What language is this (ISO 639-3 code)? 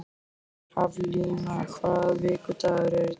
isl